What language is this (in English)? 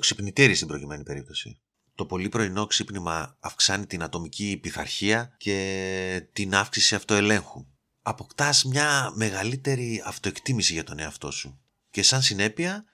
Greek